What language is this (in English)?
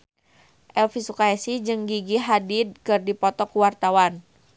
Sundanese